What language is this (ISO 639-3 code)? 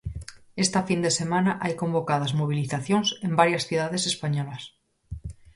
glg